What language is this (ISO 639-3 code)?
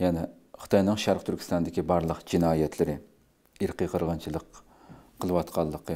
tur